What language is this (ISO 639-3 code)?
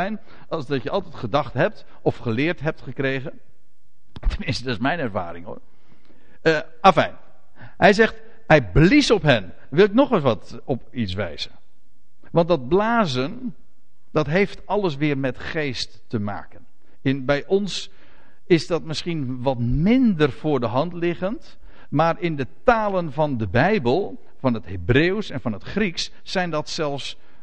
nld